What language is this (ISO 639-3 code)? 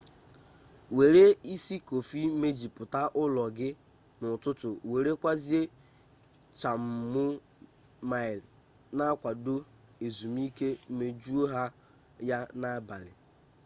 ibo